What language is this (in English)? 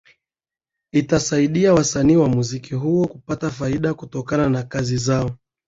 Swahili